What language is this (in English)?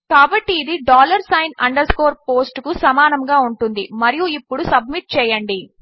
Telugu